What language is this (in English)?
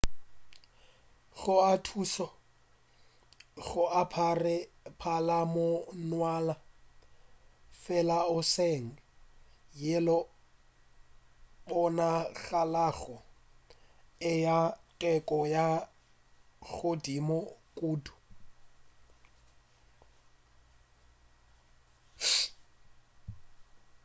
Northern Sotho